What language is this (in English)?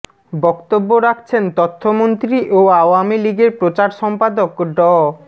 Bangla